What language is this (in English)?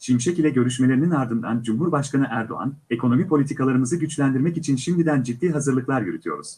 Turkish